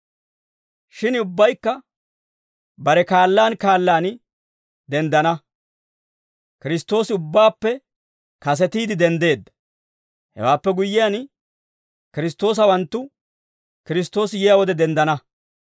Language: Dawro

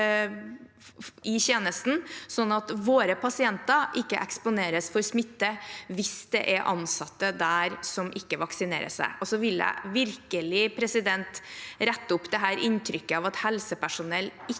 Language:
Norwegian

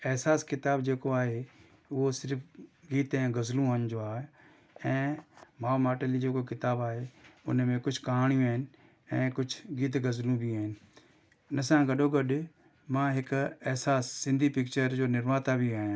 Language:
Sindhi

